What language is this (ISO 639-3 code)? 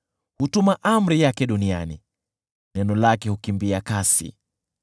swa